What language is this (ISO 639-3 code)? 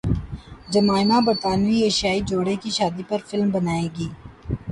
urd